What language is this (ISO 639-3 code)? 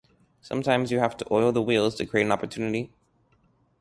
eng